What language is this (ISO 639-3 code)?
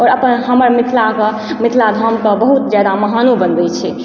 mai